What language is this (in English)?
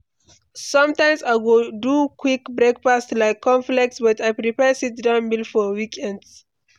Nigerian Pidgin